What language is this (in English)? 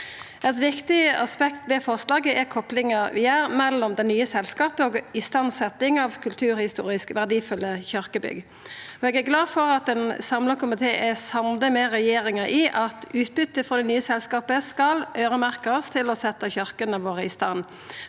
Norwegian